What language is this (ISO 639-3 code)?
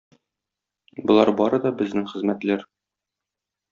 tat